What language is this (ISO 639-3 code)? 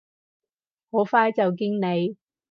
yue